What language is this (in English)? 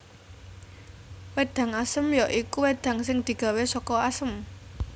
Javanese